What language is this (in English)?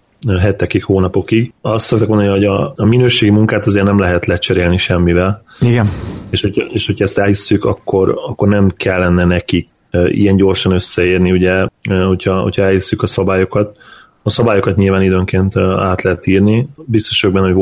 Hungarian